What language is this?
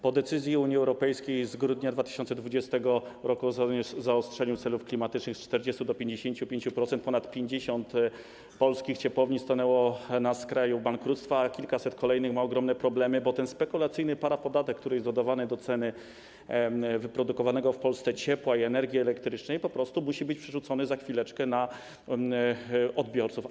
Polish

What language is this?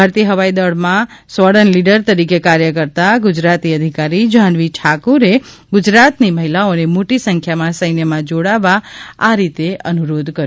Gujarati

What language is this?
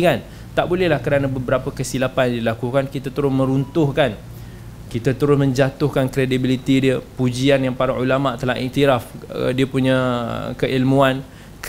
Malay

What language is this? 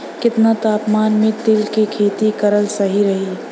Bhojpuri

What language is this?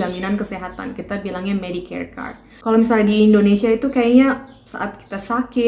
Indonesian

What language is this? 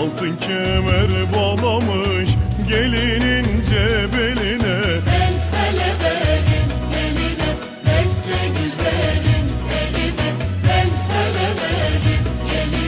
Turkish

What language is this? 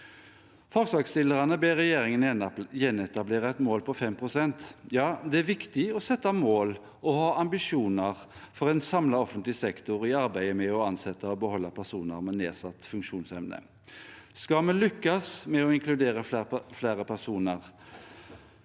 Norwegian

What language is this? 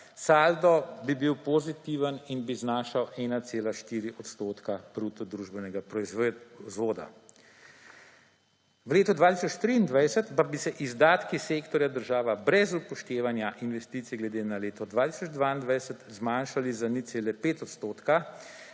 Slovenian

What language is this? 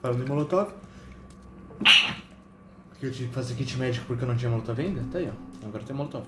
Portuguese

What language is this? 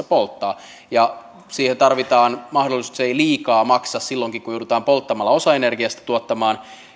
Finnish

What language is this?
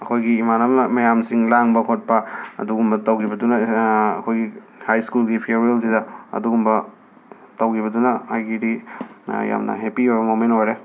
Manipuri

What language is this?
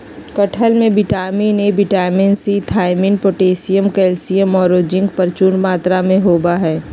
Magahi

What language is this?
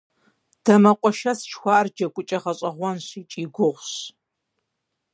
Kabardian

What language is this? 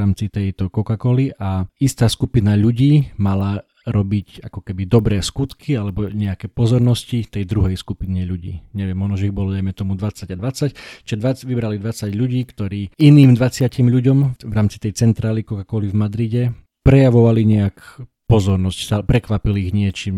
Slovak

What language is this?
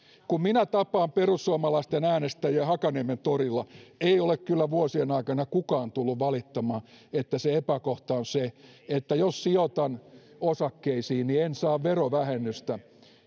Finnish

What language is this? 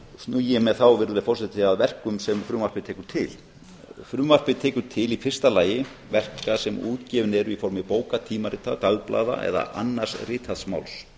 Icelandic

